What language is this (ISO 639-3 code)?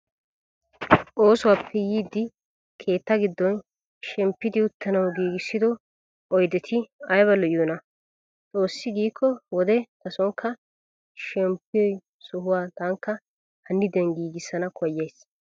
wal